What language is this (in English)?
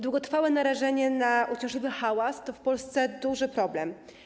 Polish